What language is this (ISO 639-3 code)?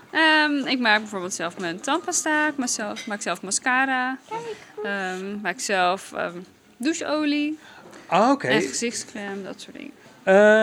nld